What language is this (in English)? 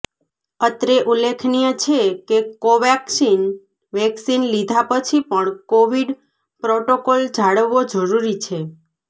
Gujarati